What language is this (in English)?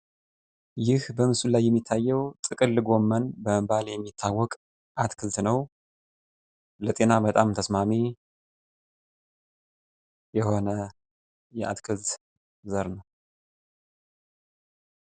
Amharic